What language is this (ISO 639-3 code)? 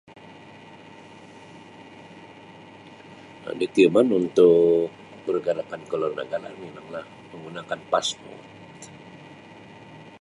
msi